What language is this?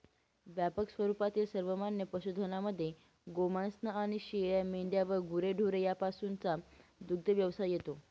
Marathi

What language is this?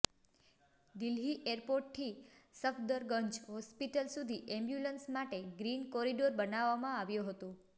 Gujarati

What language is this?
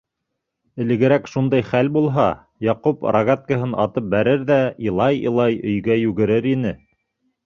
Bashkir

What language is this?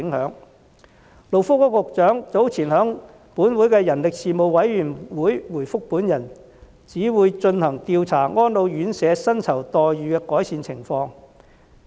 Cantonese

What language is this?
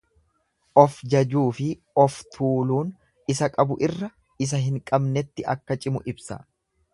Oromo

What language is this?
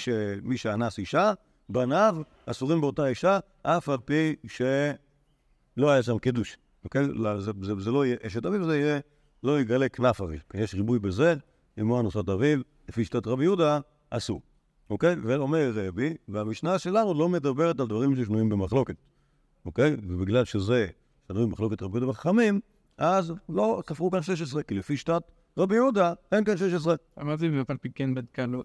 Hebrew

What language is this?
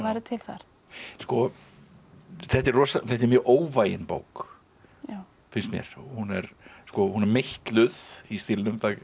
Icelandic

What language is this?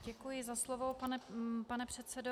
Czech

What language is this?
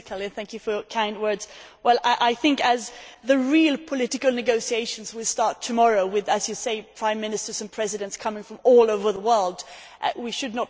English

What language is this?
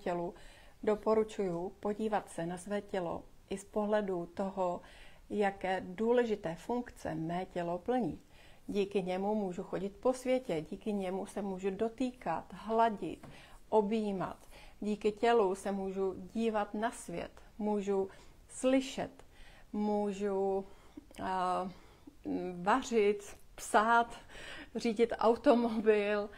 Czech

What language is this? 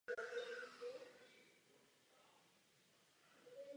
Czech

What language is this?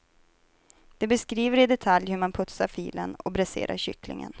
Swedish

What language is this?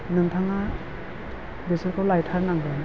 Bodo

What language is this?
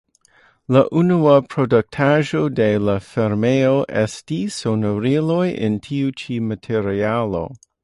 Esperanto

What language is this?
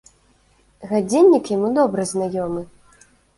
Belarusian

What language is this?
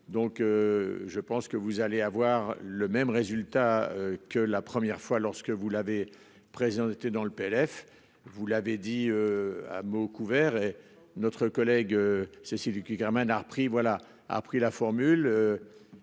French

